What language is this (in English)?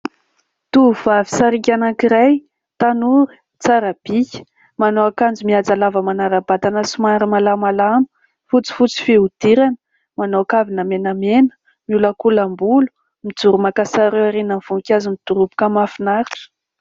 Malagasy